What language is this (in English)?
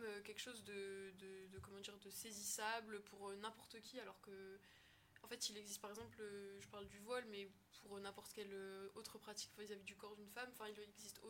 French